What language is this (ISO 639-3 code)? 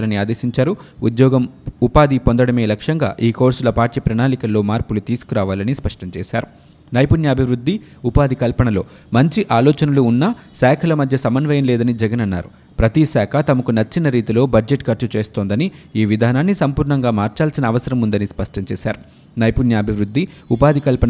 tel